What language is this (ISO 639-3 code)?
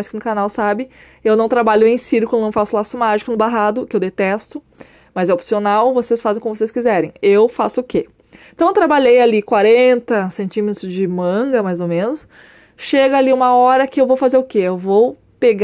por